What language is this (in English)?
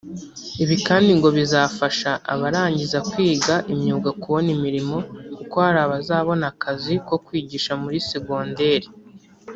Kinyarwanda